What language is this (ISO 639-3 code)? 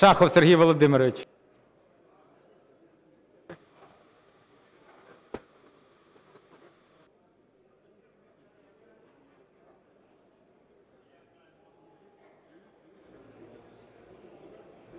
ukr